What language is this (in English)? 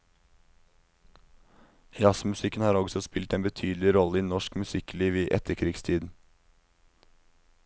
Norwegian